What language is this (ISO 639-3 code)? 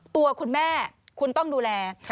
tha